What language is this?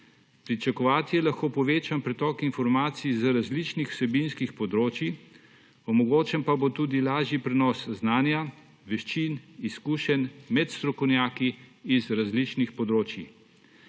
Slovenian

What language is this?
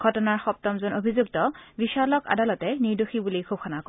Assamese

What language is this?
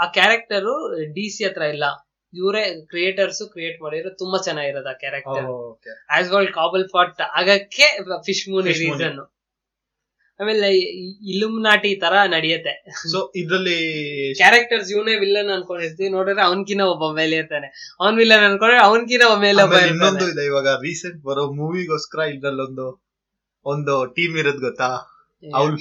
Kannada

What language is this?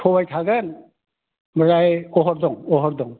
Bodo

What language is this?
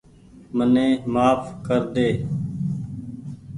Goaria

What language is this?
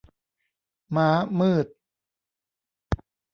Thai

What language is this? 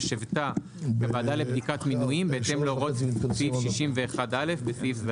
Hebrew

